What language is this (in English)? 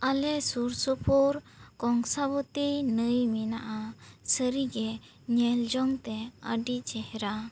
Santali